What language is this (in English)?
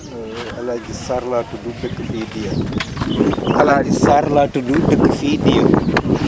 Wolof